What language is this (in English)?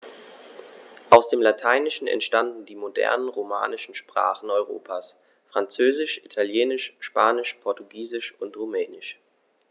German